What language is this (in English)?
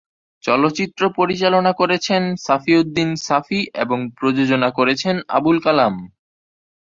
Bangla